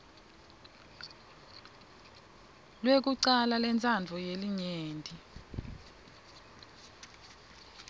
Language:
Swati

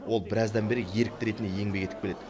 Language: Kazakh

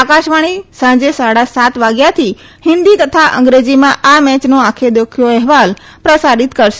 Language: Gujarati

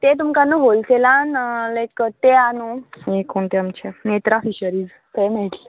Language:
Konkani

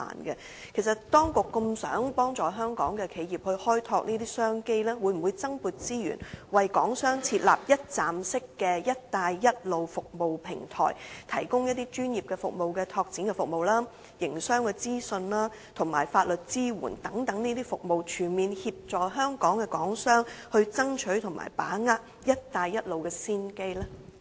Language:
Cantonese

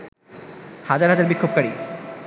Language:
Bangla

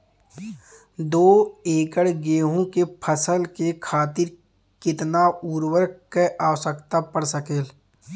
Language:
Bhojpuri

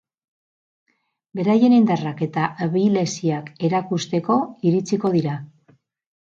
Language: Basque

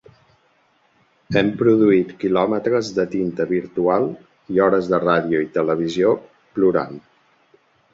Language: Catalan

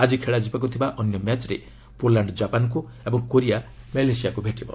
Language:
Odia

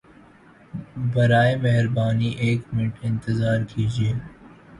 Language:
Urdu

